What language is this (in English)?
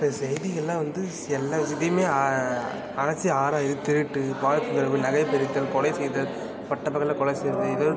Tamil